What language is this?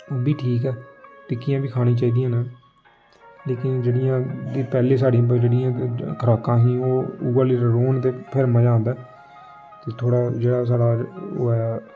Dogri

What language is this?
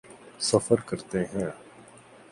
Urdu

